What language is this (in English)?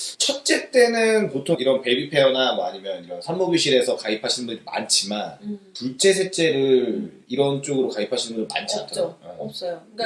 Korean